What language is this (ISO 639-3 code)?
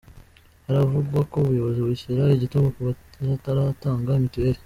kin